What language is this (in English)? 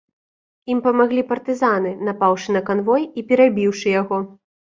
Belarusian